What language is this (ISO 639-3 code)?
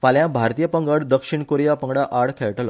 kok